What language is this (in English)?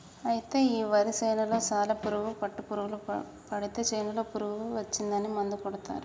Telugu